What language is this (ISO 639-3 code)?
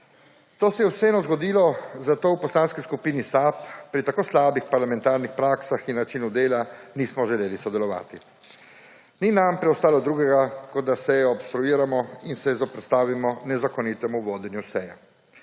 slv